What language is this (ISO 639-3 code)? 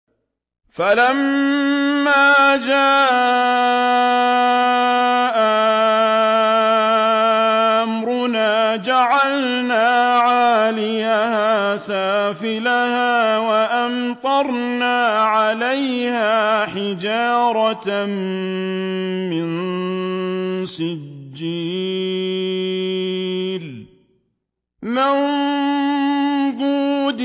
ara